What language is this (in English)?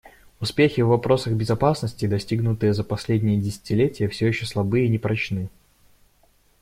Russian